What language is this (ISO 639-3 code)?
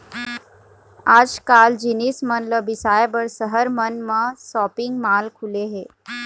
hne